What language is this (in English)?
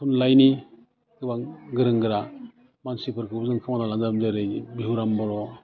Bodo